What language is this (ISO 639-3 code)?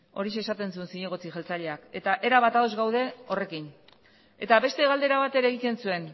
eus